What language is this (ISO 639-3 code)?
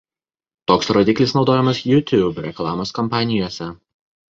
lit